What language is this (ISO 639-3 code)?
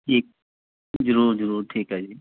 pan